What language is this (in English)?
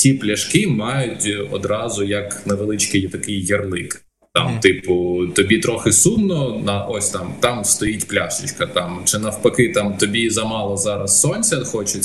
Ukrainian